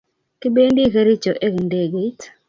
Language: Kalenjin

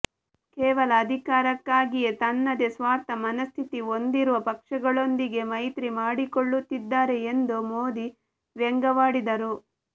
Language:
Kannada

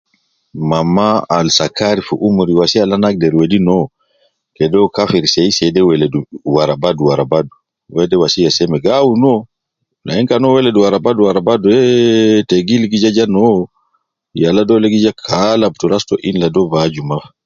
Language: Nubi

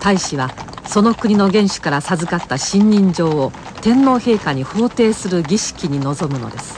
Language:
Japanese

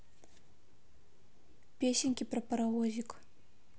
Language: Russian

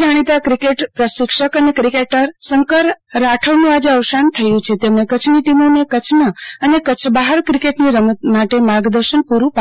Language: Gujarati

